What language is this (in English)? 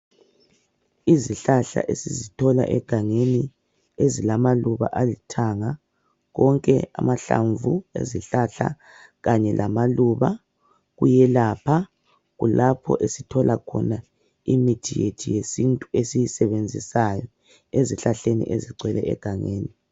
North Ndebele